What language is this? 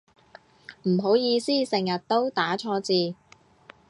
Cantonese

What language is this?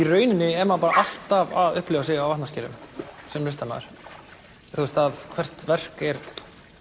Icelandic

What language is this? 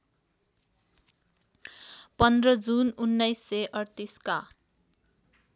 Nepali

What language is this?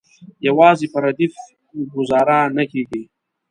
Pashto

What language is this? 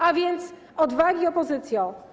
Polish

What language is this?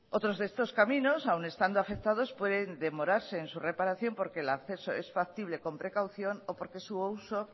Spanish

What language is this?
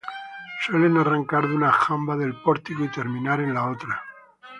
Spanish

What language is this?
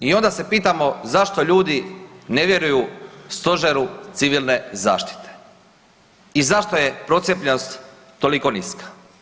Croatian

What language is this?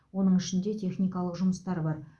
Kazakh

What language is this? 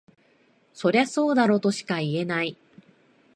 Japanese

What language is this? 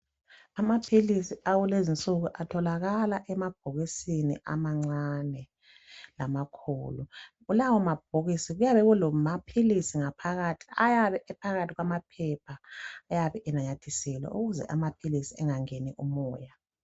North Ndebele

